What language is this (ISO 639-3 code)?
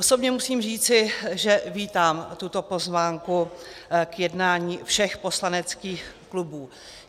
ces